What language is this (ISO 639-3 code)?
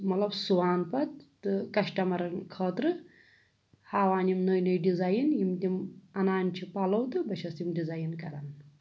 kas